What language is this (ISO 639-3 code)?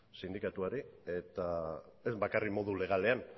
eus